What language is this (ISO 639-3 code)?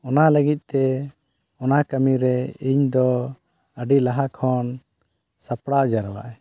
sat